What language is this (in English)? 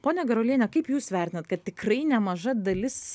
Lithuanian